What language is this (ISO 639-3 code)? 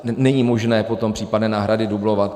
ces